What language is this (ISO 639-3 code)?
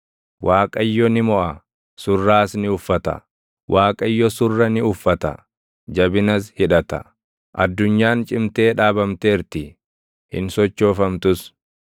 orm